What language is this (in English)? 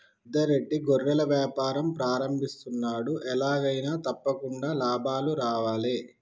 Telugu